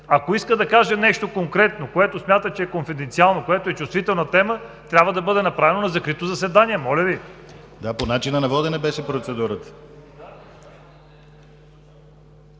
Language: Bulgarian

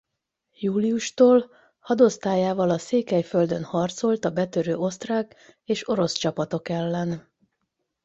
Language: Hungarian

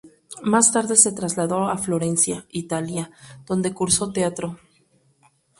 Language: Spanish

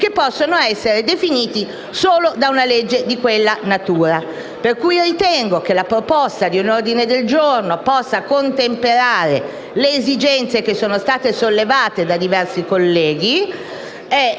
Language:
Italian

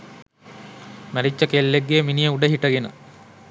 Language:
Sinhala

